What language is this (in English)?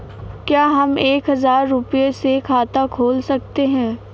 Hindi